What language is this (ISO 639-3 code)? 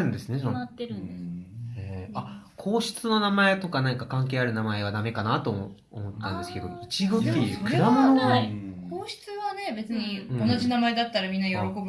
jpn